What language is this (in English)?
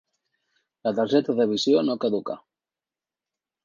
Catalan